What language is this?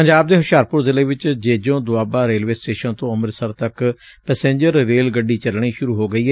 Punjabi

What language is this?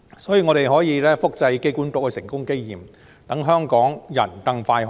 Cantonese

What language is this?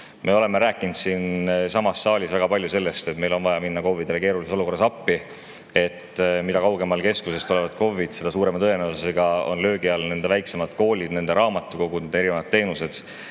Estonian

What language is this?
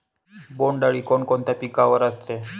Marathi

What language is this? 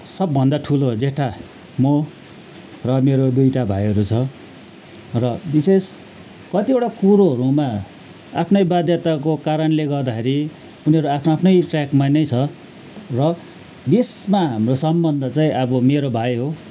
Nepali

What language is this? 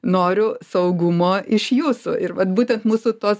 Lithuanian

